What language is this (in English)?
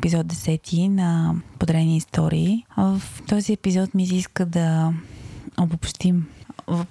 Bulgarian